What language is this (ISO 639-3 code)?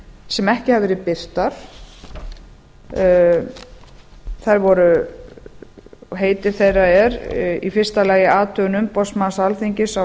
isl